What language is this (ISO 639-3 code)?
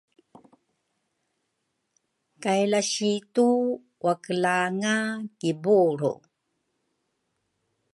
dru